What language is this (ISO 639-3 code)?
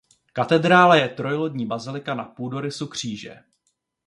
ces